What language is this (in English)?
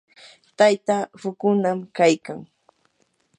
Yanahuanca Pasco Quechua